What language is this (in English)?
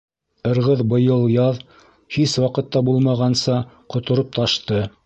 Bashkir